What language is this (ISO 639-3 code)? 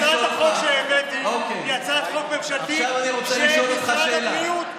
heb